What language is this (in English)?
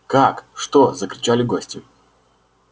Russian